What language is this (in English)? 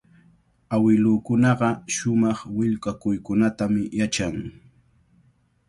Cajatambo North Lima Quechua